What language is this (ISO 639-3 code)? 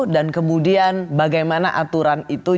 ind